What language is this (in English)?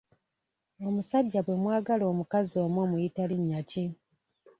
Ganda